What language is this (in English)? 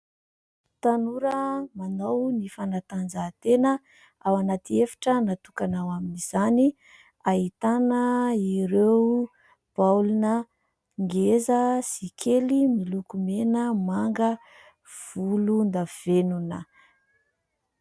Malagasy